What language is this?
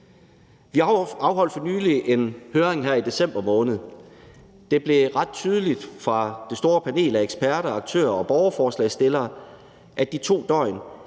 Danish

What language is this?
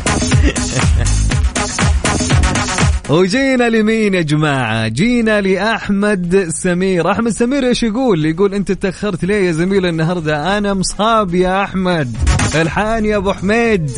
Arabic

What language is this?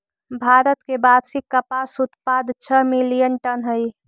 Magahi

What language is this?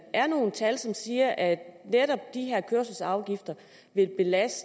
Danish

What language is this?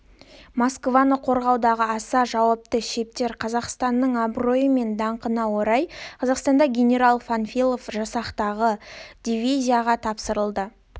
Kazakh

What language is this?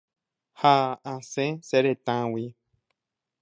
Guarani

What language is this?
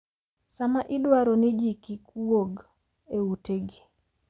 Luo (Kenya and Tanzania)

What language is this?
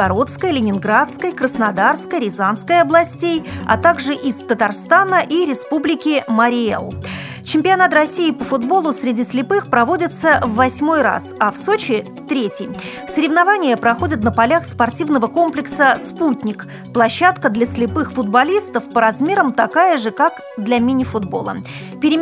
Russian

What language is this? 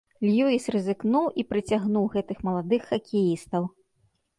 Belarusian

